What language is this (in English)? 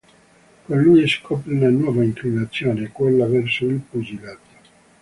Italian